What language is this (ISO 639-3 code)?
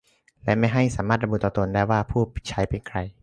tha